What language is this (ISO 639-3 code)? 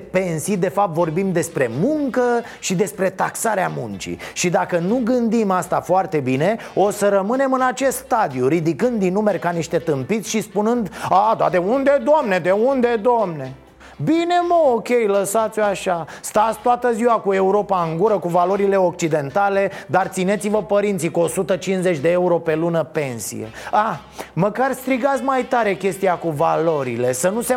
ron